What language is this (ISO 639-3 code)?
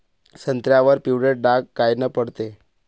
mar